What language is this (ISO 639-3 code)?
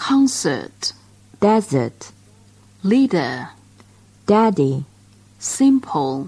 zho